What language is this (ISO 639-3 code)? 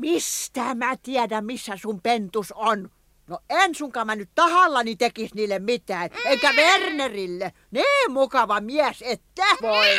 fin